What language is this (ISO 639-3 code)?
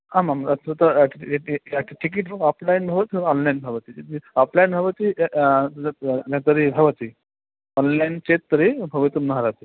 san